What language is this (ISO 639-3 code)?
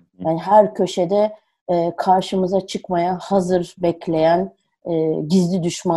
tur